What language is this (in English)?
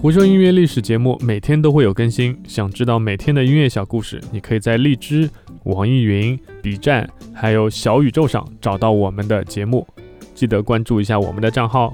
Chinese